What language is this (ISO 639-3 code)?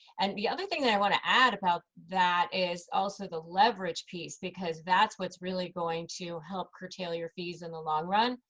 eng